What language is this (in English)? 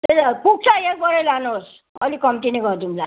Nepali